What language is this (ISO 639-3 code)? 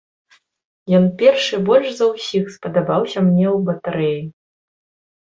bel